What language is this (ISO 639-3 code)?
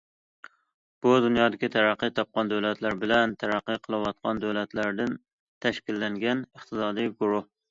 uig